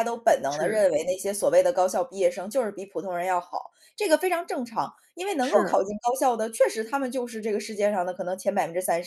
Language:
Chinese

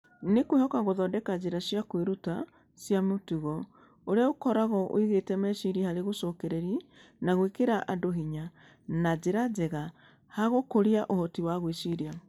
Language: Kikuyu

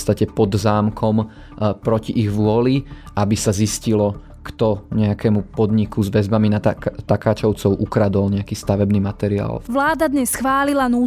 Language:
Slovak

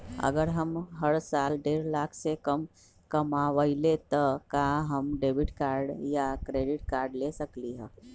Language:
Magahi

